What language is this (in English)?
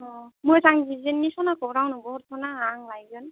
Bodo